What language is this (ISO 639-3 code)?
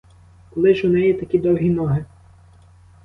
ukr